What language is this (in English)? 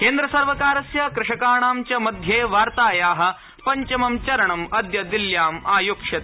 Sanskrit